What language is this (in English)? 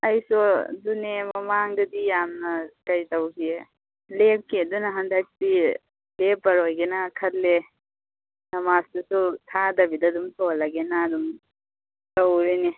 Manipuri